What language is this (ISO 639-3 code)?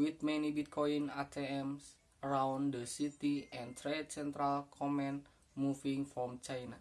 ind